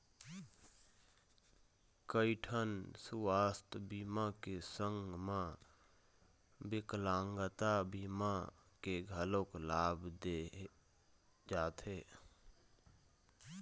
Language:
Chhattisgarhi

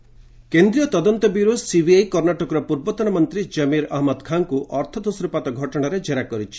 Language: Odia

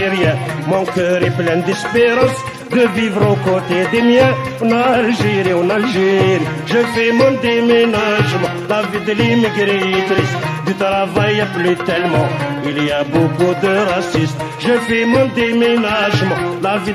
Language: French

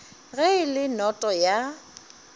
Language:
Northern Sotho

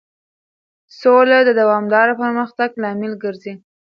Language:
Pashto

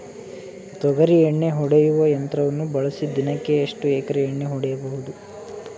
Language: Kannada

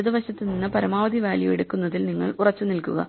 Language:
Malayalam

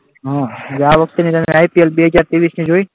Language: Gujarati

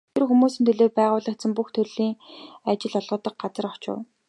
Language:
Mongolian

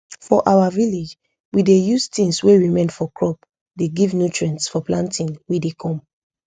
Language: Nigerian Pidgin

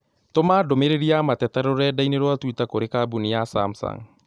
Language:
Kikuyu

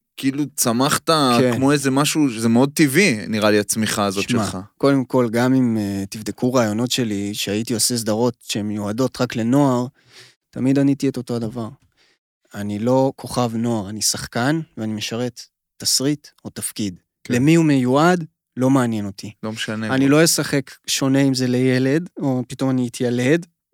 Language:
Hebrew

